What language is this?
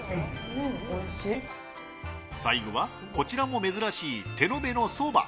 Japanese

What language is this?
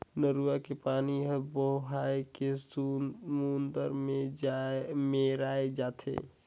Chhattisgarhi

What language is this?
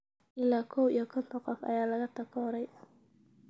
Somali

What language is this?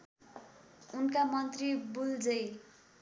Nepali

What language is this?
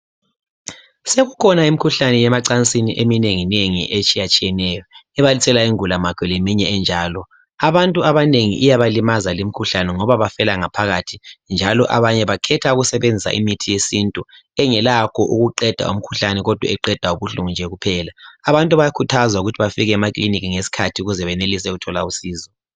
North Ndebele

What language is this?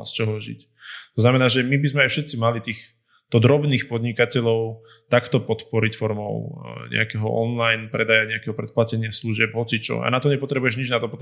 Slovak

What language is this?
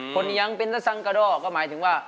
Thai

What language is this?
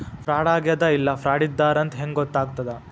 Kannada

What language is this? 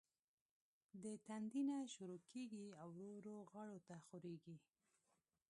Pashto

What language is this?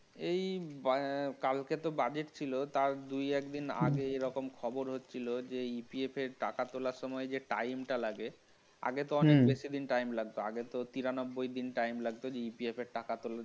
Bangla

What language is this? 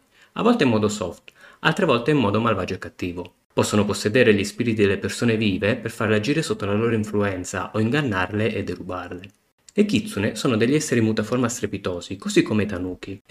Italian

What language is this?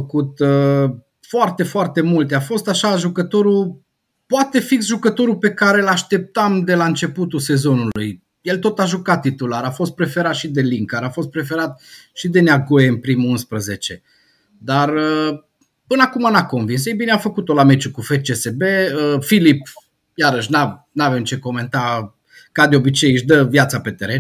Romanian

